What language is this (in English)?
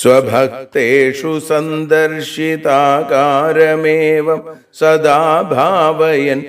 Hindi